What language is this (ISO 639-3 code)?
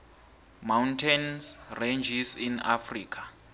nbl